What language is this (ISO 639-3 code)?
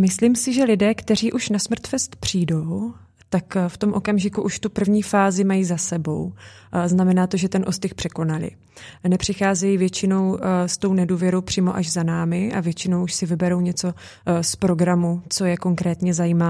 ces